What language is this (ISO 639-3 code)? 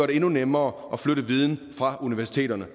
dan